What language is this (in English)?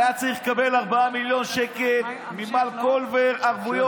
Hebrew